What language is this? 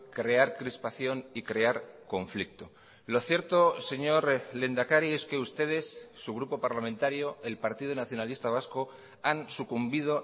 Spanish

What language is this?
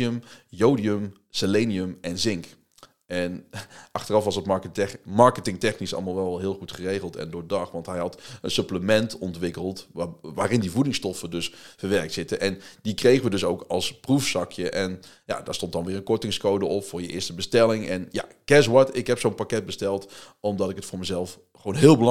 Dutch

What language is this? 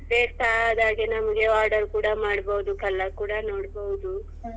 Kannada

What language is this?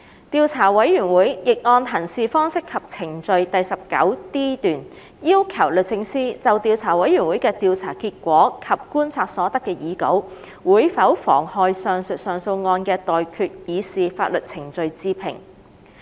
Cantonese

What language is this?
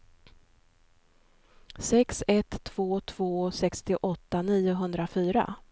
Swedish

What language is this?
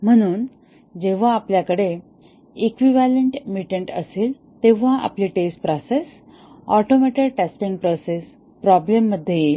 Marathi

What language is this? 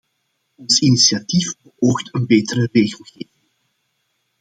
Dutch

